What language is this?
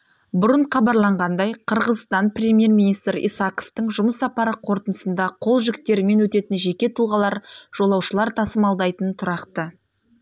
Kazakh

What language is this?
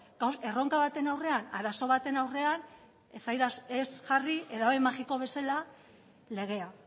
Basque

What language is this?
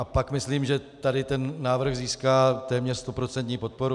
Czech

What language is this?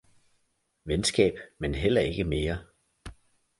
Danish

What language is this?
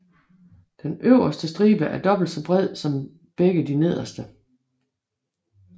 Danish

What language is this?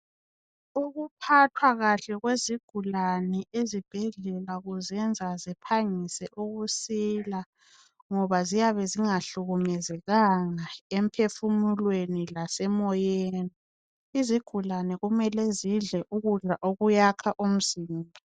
North Ndebele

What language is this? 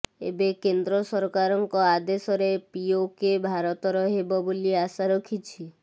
Odia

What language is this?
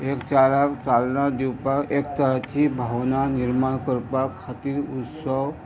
Konkani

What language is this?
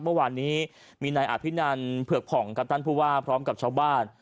Thai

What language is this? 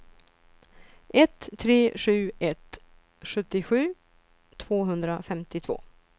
Swedish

